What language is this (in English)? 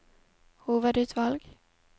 Norwegian